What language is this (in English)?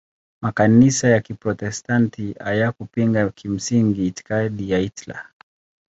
Swahili